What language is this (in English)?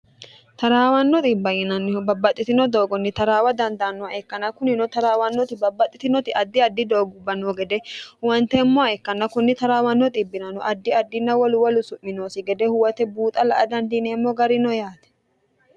Sidamo